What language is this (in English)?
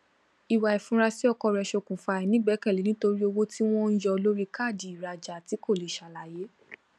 Yoruba